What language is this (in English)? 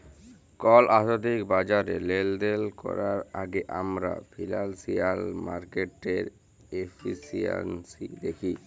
Bangla